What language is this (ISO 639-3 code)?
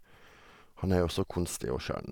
nor